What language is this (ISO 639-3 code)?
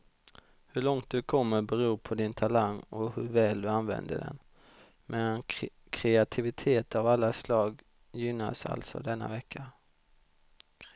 swe